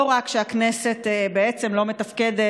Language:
Hebrew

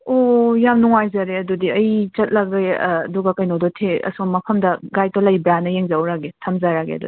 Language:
Manipuri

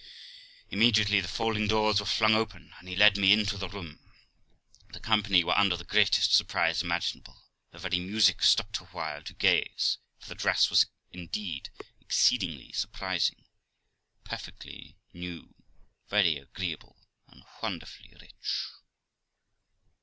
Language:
English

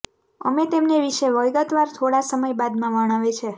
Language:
Gujarati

